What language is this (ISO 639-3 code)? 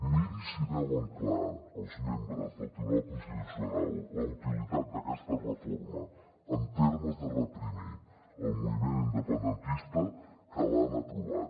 cat